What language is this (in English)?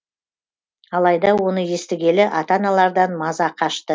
Kazakh